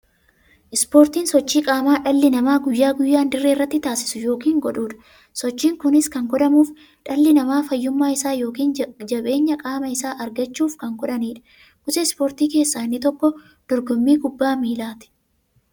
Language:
Oromo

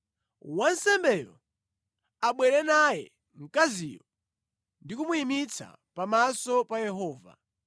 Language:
Nyanja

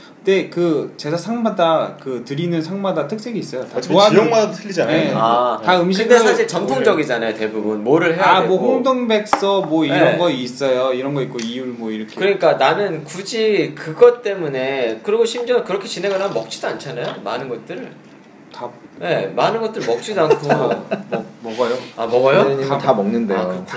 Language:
Korean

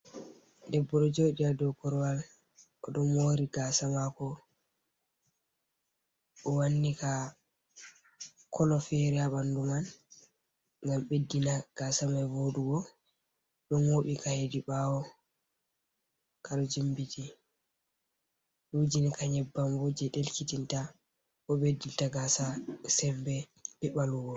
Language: Fula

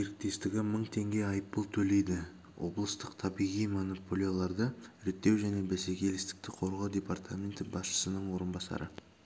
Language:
Kazakh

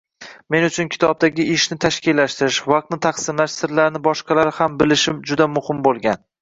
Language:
Uzbek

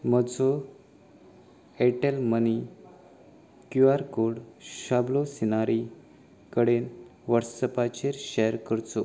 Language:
Konkani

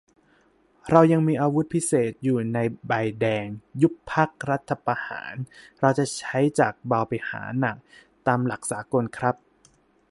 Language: Thai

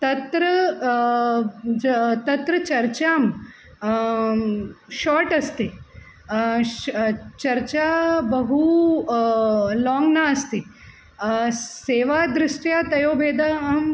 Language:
Sanskrit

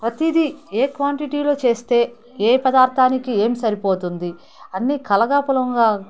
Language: Telugu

